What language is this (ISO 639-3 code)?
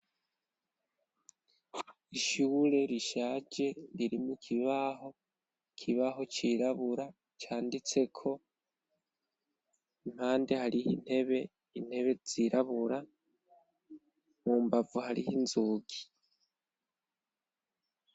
run